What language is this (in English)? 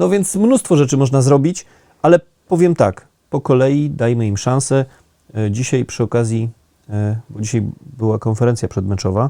Polish